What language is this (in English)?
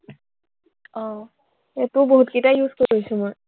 Assamese